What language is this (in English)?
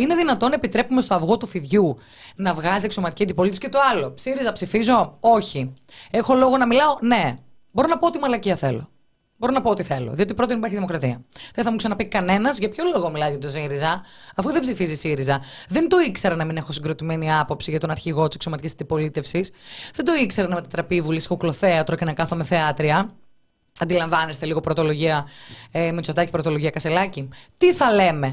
Greek